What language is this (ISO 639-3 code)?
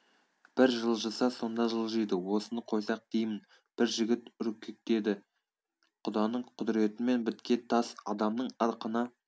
kaz